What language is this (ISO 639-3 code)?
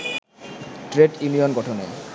ben